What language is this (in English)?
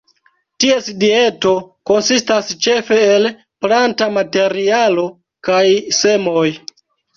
Esperanto